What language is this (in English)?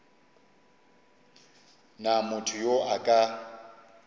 Northern Sotho